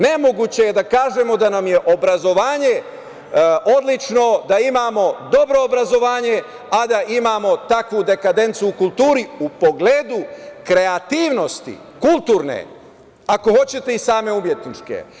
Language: Serbian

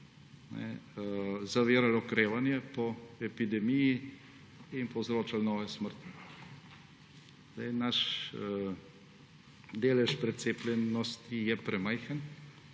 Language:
Slovenian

